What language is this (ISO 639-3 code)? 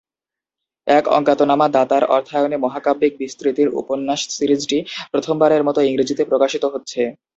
ben